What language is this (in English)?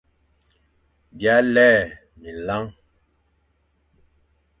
Fang